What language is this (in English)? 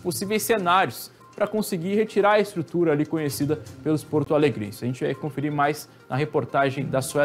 Portuguese